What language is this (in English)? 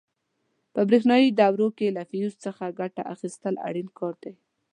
Pashto